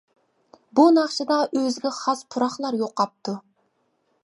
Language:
Uyghur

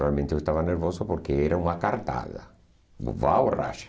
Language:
Portuguese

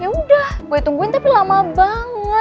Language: Indonesian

